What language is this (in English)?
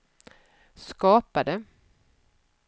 Swedish